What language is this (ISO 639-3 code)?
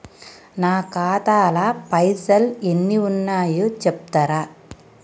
tel